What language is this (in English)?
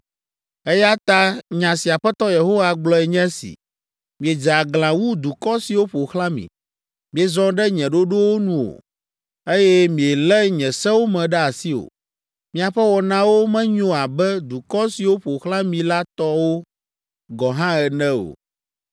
Ewe